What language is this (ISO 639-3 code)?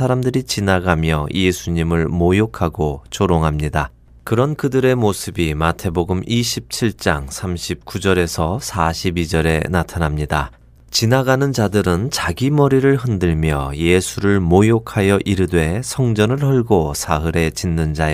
kor